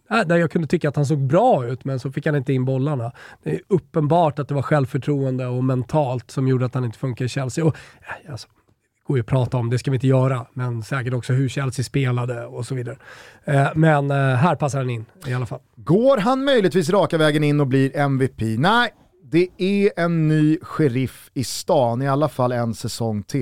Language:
Swedish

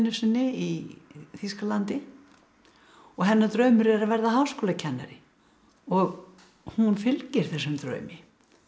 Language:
Icelandic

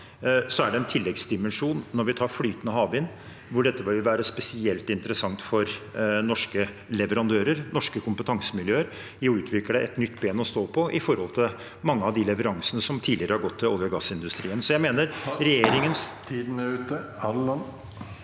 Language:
Norwegian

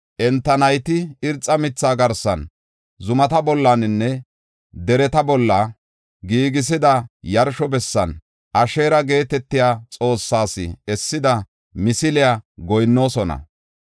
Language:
Gofa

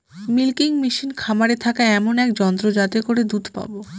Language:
Bangla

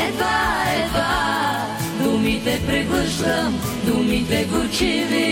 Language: Bulgarian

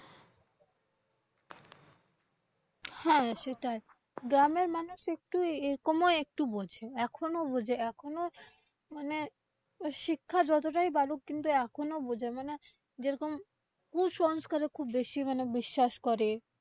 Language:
Bangla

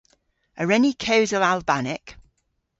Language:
Cornish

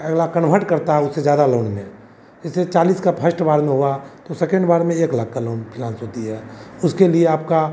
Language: Hindi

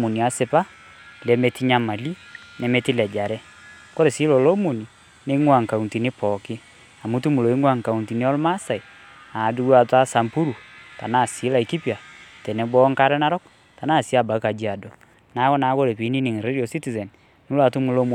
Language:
Masai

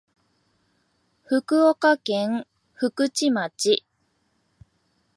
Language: Japanese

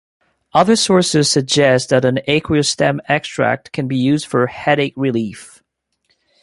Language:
English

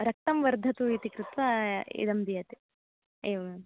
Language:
Sanskrit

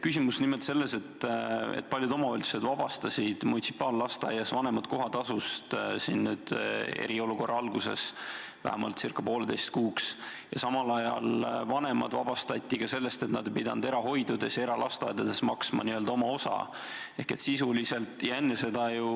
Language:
Estonian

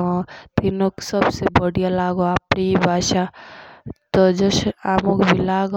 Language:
Jaunsari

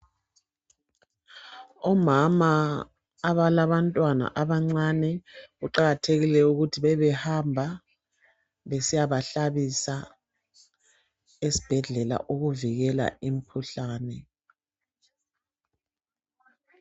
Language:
North Ndebele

